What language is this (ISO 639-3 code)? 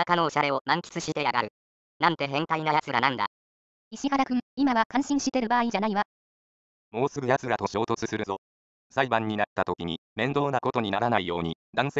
jpn